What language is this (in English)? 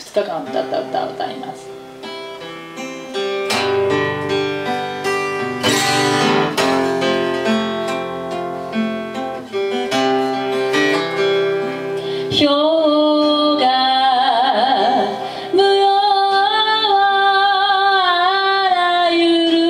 Latvian